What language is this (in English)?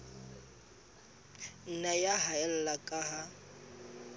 Southern Sotho